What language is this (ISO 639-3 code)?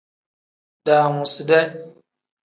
kdh